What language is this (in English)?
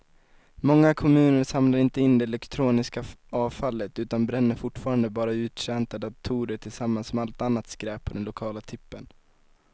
Swedish